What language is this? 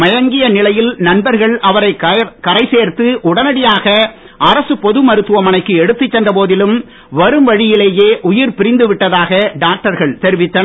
Tamil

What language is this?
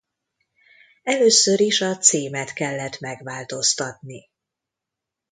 Hungarian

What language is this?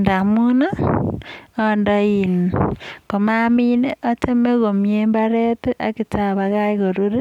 Kalenjin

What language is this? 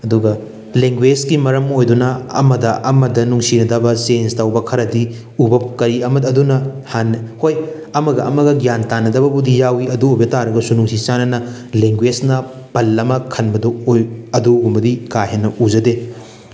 Manipuri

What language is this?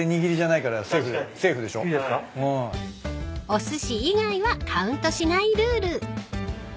Japanese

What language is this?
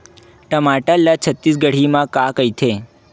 Chhattisgarhi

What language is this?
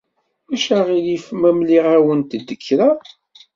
Kabyle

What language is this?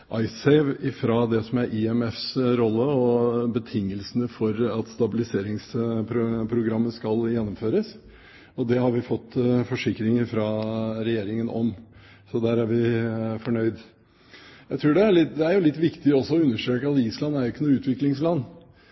Norwegian Bokmål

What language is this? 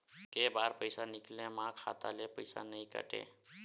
Chhattisgarhi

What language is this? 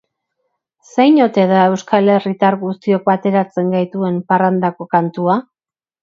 Basque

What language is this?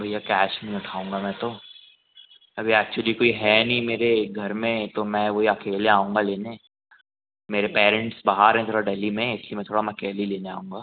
Hindi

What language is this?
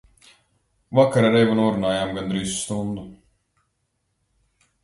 Latvian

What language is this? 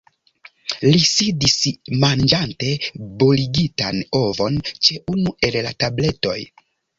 Esperanto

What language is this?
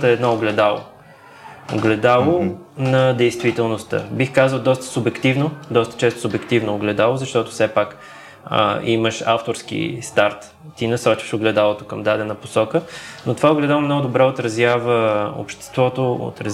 Bulgarian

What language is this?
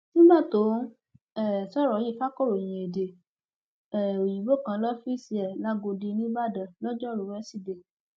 Yoruba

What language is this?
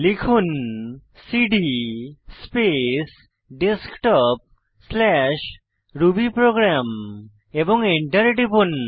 Bangla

